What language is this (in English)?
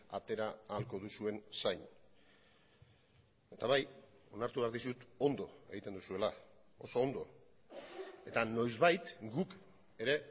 Basque